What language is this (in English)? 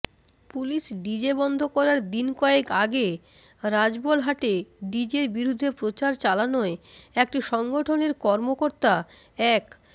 Bangla